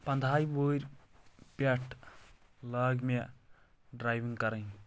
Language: Kashmiri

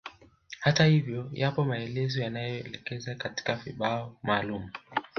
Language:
Swahili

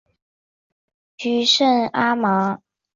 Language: Chinese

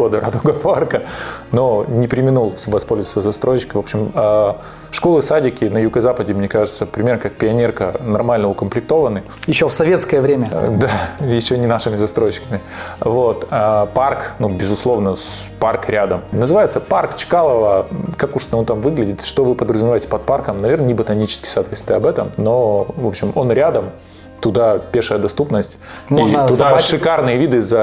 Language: Russian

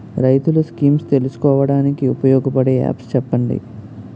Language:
Telugu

